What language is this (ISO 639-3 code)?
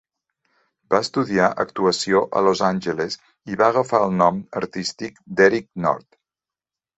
cat